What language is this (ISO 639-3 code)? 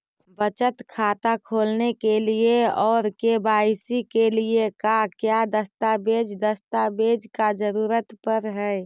mag